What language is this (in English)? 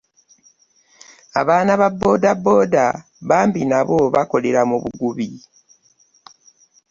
Ganda